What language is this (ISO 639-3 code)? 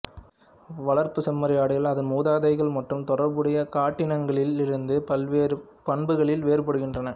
tam